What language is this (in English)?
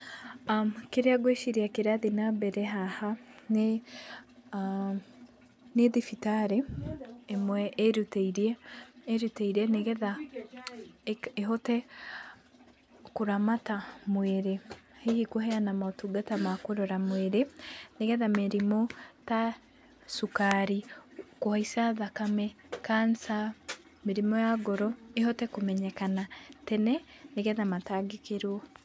Kikuyu